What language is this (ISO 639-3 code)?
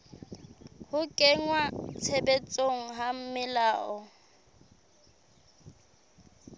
sot